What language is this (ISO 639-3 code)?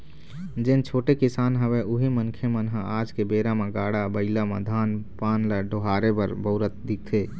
hne